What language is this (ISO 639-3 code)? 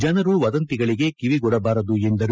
kan